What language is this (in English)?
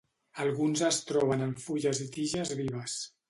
Catalan